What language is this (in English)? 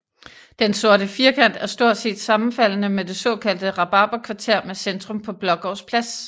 Danish